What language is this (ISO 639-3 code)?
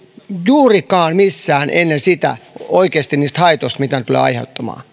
fin